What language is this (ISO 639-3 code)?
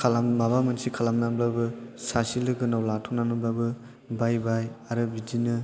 brx